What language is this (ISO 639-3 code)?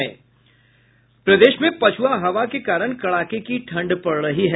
hin